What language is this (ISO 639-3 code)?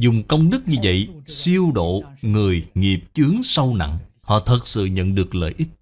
vie